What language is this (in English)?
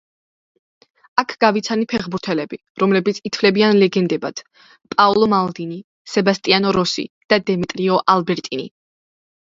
Georgian